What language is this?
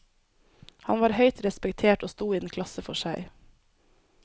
Norwegian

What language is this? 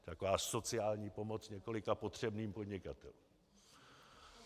Czech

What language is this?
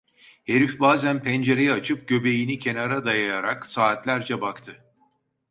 Turkish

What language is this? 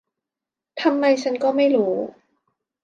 Thai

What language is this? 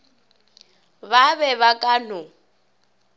Northern Sotho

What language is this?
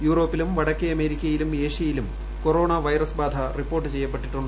Malayalam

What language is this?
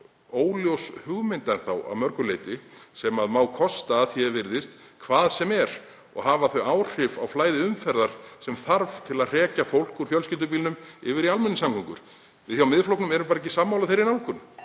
Icelandic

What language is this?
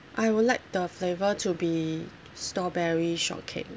English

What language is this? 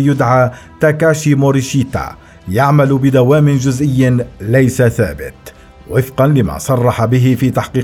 Arabic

